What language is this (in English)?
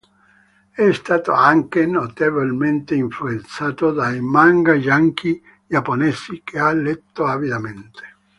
Italian